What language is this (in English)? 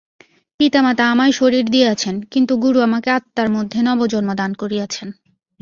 Bangla